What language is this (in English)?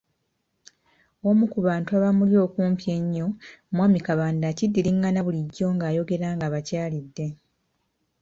Ganda